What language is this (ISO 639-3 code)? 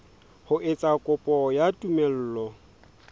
sot